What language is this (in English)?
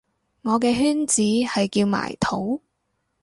Cantonese